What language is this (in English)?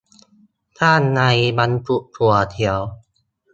Thai